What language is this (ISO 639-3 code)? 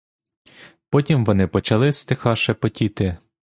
ukr